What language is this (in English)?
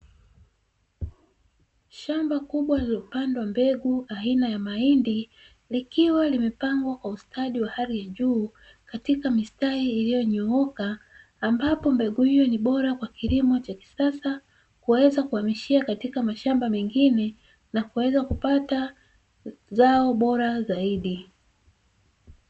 Swahili